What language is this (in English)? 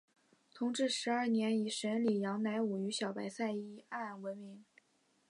Chinese